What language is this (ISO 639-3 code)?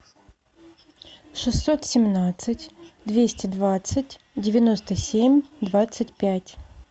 rus